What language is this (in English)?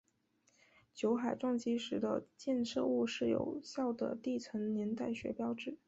Chinese